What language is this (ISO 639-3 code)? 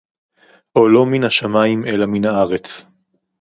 heb